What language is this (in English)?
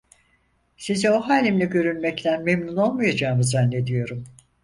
Turkish